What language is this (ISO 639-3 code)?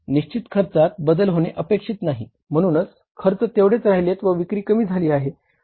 mar